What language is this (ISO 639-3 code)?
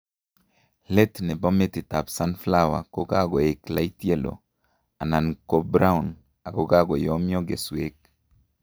kln